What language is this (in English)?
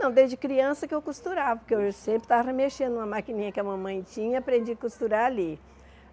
Portuguese